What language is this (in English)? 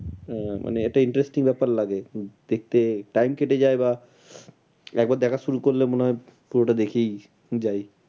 Bangla